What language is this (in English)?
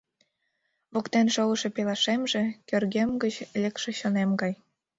Mari